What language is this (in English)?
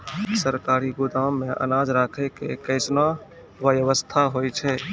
Maithili